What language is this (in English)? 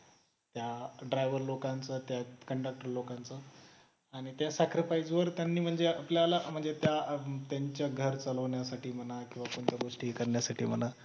Marathi